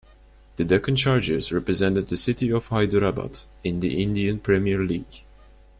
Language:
English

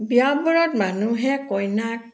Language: Assamese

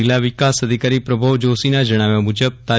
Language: Gujarati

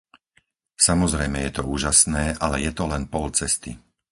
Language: Slovak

